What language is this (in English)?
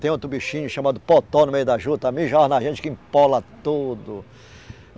Portuguese